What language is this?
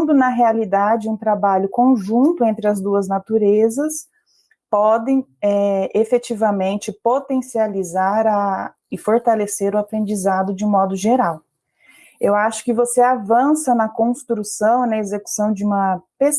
Portuguese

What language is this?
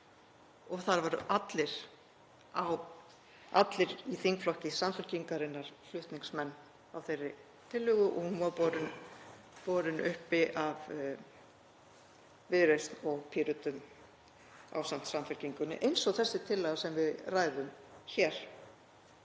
Icelandic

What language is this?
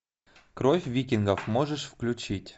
Russian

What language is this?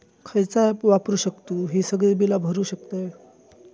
Marathi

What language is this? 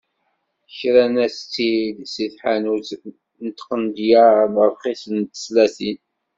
Kabyle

